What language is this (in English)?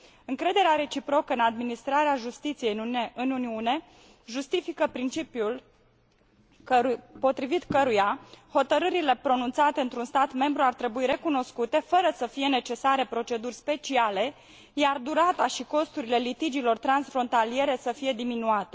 Romanian